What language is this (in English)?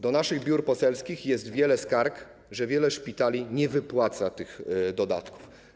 Polish